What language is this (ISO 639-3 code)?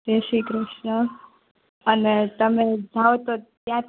guj